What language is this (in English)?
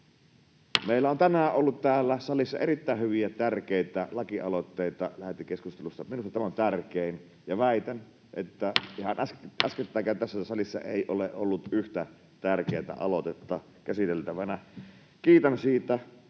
Finnish